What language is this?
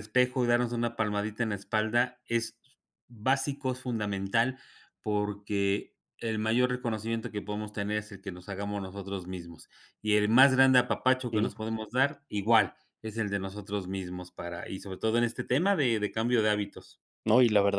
Spanish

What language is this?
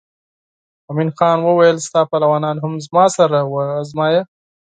Pashto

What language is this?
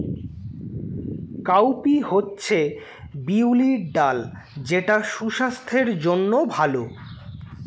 Bangla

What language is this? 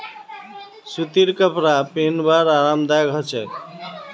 Magahi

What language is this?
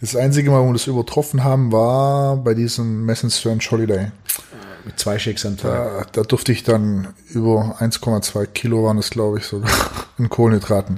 German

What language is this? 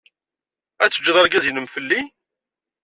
Kabyle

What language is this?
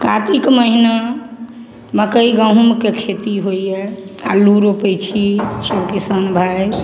Maithili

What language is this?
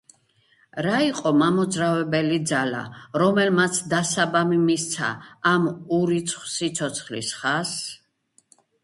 Georgian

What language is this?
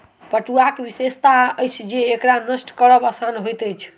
Maithili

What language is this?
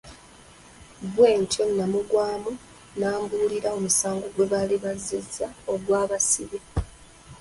Ganda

